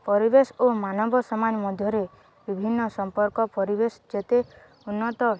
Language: Odia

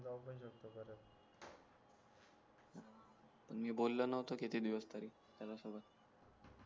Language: Marathi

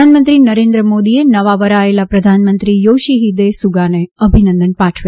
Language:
Gujarati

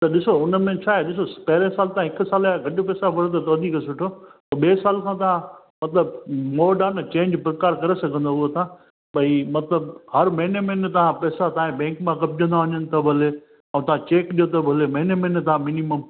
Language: Sindhi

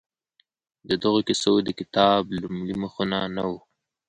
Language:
Pashto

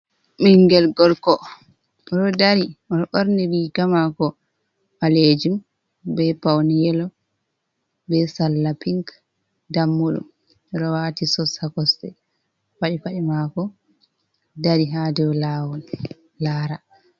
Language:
Fula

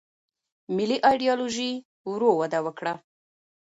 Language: Pashto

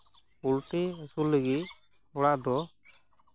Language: Santali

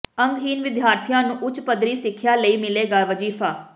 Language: Punjabi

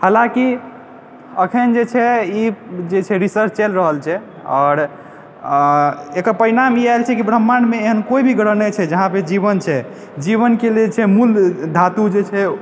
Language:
Maithili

